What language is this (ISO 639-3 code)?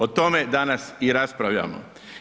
hrv